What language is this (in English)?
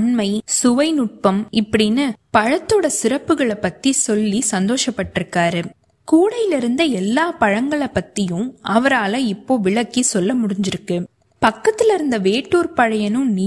Tamil